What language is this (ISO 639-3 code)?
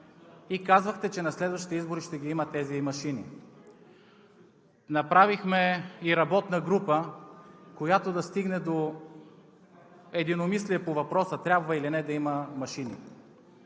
bul